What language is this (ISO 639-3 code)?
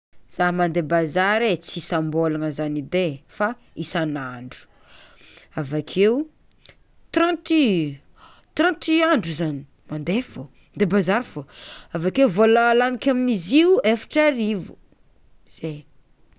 xmw